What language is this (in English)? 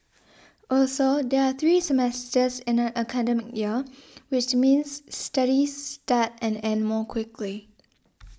English